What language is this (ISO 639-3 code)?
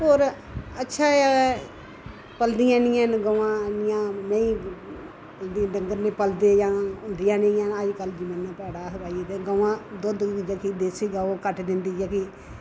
doi